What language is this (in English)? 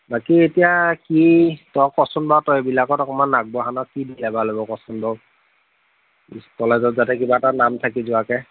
Assamese